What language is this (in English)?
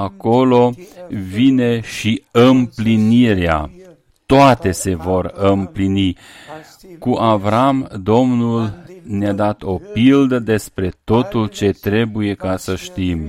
Romanian